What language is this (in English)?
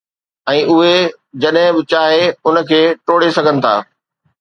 Sindhi